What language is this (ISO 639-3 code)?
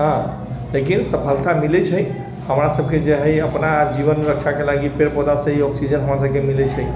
mai